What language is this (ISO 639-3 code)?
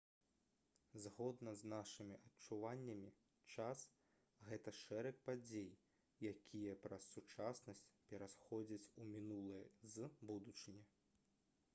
bel